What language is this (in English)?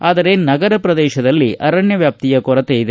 Kannada